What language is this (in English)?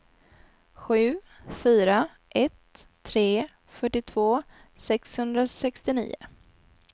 Swedish